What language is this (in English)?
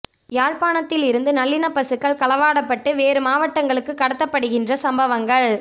Tamil